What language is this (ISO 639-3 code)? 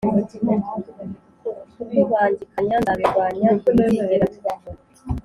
kin